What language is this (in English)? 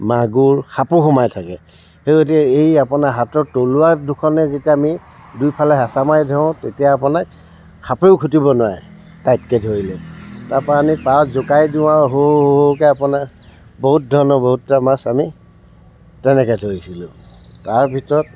Assamese